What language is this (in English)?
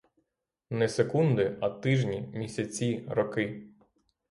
Ukrainian